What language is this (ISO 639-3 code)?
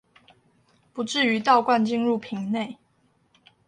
zho